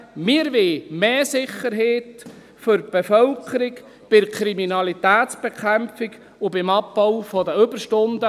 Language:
Swiss German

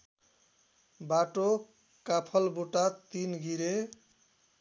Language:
Nepali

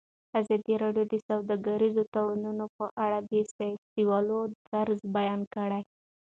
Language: Pashto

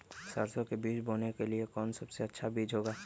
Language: Magahi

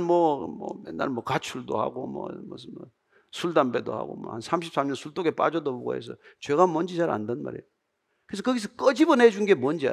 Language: Korean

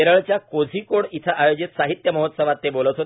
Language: Marathi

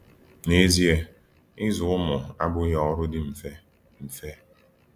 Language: Igbo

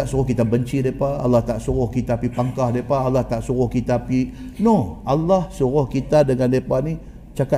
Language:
Malay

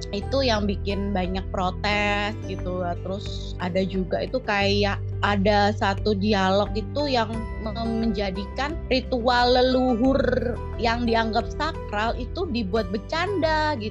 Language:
Indonesian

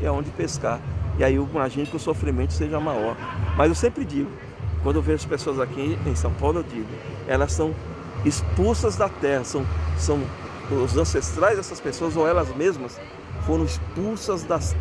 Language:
Portuguese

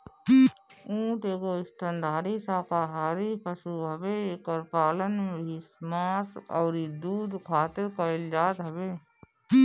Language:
Bhojpuri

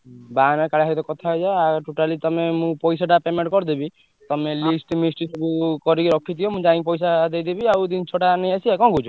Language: Odia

